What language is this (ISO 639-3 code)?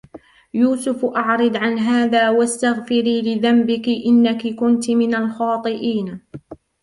ara